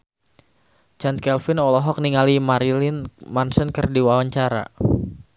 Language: Sundanese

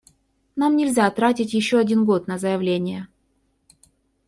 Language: Russian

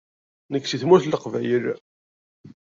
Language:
Kabyle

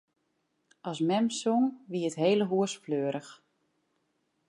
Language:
Western Frisian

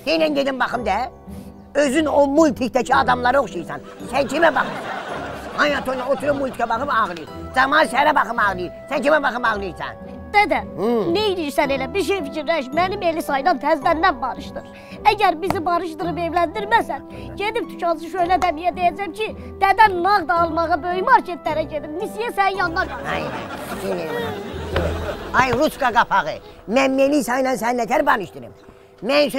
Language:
Turkish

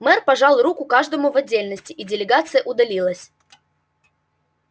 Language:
Russian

